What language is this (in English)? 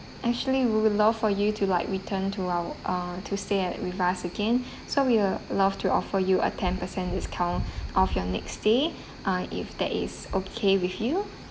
English